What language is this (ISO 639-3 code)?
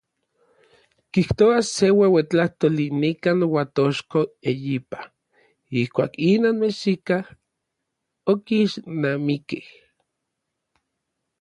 nlv